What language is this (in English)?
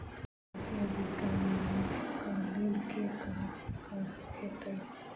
Maithili